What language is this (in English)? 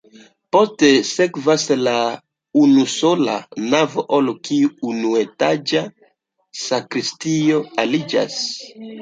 Esperanto